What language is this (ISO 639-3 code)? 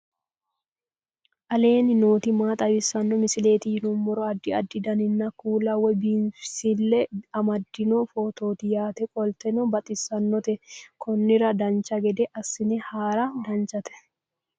sid